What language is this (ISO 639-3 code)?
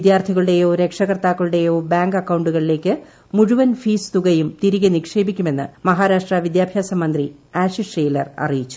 mal